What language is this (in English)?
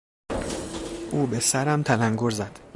Persian